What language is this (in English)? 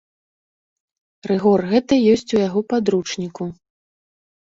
Belarusian